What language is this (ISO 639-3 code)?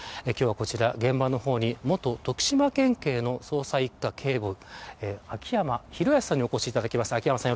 jpn